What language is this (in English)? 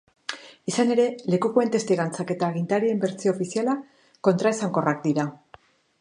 Basque